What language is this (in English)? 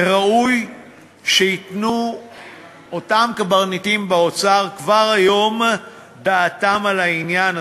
Hebrew